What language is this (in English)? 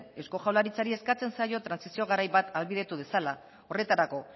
Basque